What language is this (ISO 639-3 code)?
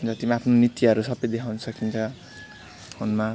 nep